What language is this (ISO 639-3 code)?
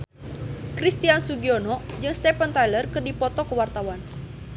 sun